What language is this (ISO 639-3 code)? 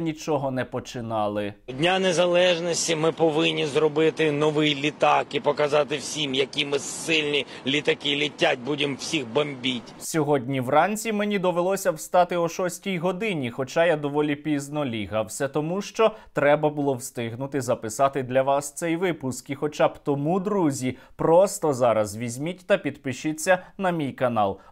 ukr